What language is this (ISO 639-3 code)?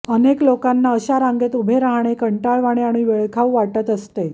mar